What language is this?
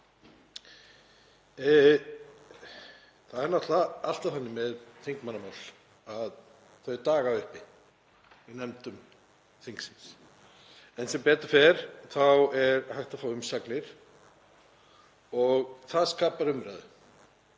Icelandic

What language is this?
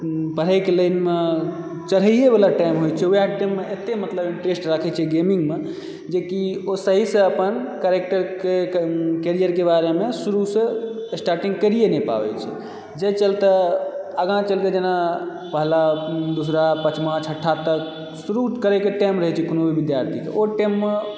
Maithili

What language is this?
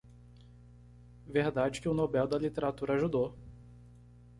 Portuguese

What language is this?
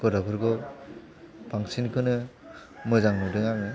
Bodo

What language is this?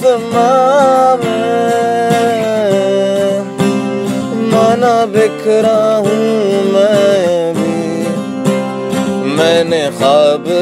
Arabic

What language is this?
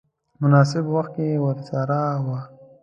Pashto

